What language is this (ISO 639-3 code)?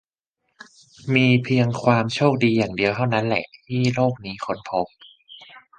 tha